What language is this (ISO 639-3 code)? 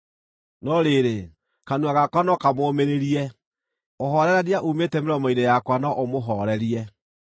kik